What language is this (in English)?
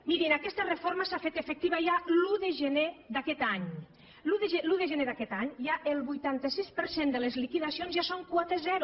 Catalan